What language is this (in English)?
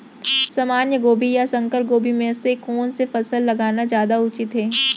Chhattisgarhi